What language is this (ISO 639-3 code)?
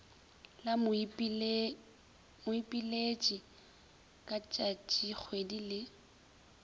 nso